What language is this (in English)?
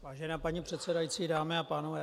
Czech